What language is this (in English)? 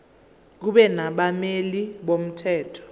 Zulu